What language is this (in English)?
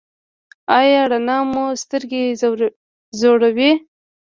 Pashto